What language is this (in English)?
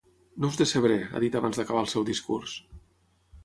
Catalan